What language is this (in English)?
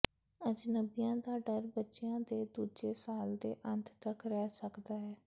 Punjabi